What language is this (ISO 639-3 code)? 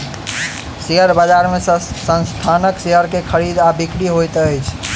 mai